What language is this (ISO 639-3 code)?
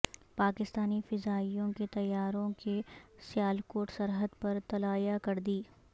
urd